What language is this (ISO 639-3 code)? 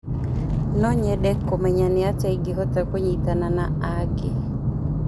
kik